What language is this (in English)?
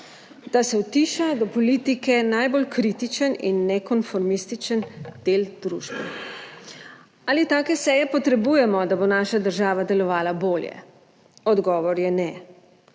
Slovenian